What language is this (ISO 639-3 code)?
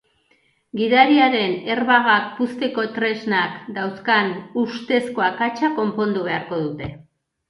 eus